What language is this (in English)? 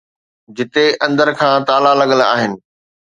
Sindhi